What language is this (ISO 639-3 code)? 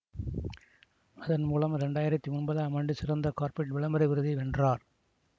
tam